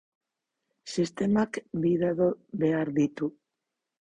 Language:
Basque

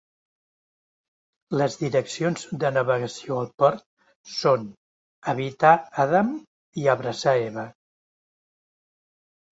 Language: Catalan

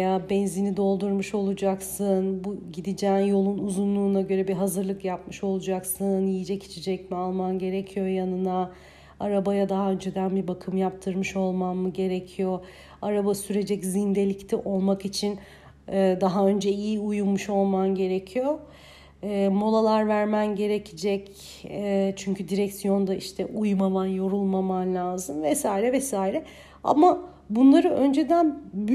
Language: Turkish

